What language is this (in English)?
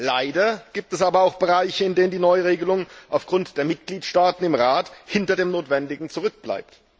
German